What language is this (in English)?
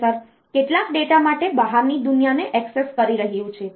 Gujarati